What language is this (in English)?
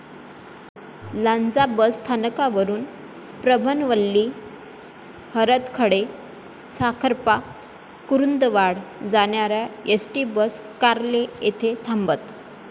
Marathi